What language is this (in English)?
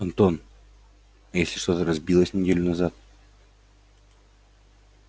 Russian